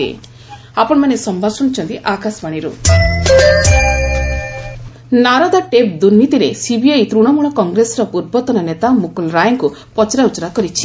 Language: Odia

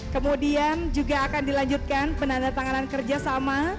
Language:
Indonesian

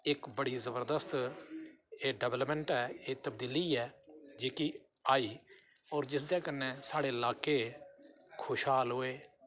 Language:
Dogri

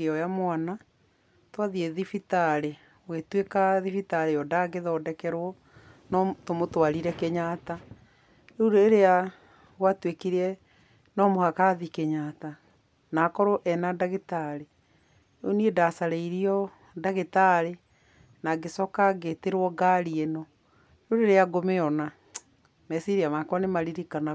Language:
Kikuyu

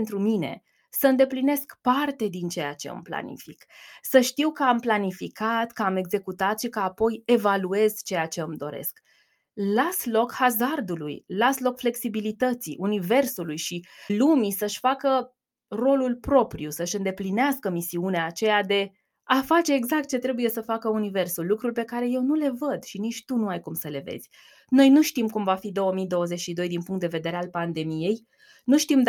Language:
Romanian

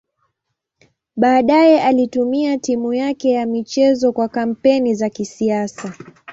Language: Swahili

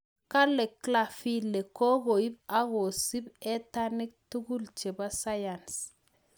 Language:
Kalenjin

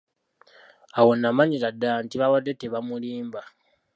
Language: Ganda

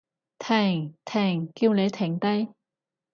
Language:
Cantonese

